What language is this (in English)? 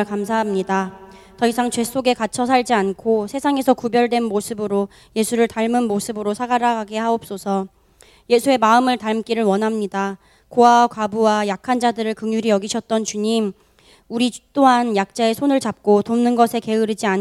Korean